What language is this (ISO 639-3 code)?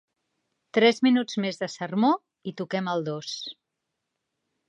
cat